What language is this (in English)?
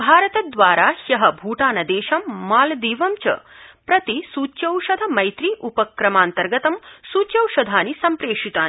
Sanskrit